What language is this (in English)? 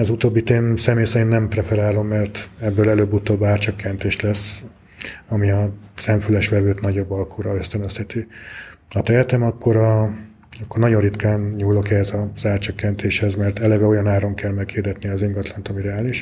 Hungarian